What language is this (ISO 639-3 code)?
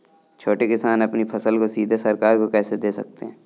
hin